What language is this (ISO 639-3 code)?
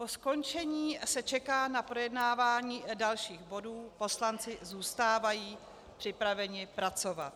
ces